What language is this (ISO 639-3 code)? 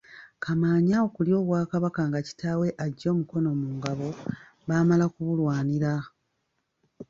lug